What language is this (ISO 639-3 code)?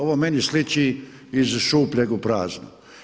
hrv